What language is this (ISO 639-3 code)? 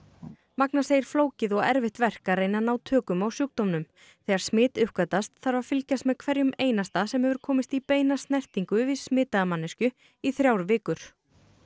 isl